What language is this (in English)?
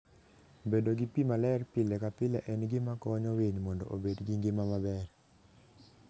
Luo (Kenya and Tanzania)